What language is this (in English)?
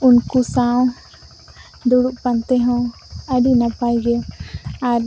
Santali